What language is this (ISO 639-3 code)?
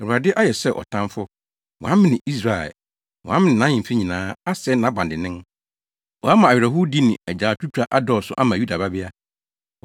aka